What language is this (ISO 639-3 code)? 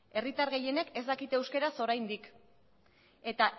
eus